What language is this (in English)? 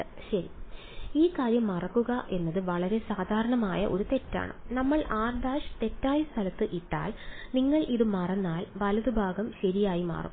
Malayalam